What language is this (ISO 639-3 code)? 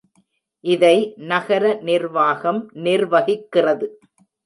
tam